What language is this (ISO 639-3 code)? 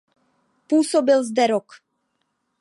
ces